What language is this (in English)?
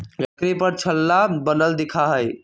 Magahi